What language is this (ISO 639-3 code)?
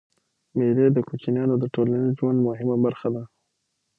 pus